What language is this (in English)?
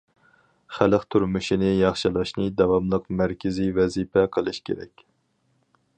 Uyghur